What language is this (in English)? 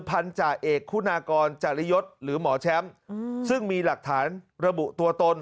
Thai